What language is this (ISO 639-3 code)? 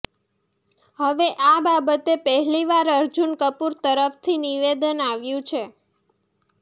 guj